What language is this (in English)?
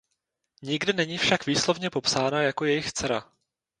Czech